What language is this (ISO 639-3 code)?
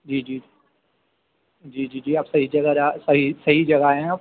urd